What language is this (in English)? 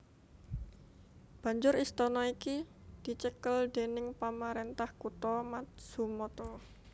Javanese